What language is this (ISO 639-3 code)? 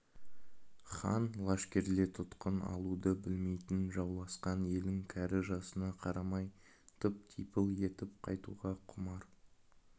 kaz